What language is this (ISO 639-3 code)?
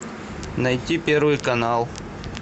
rus